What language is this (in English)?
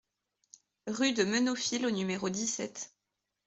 French